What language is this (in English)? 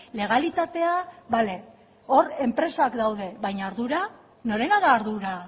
Basque